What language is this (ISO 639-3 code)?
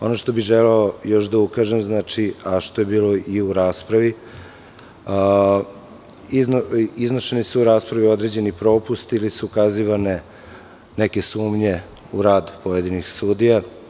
srp